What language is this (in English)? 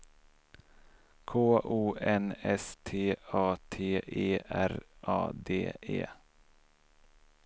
Swedish